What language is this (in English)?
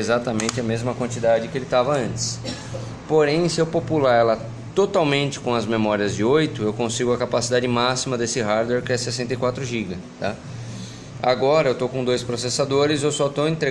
Portuguese